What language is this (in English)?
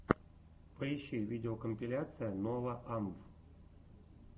Russian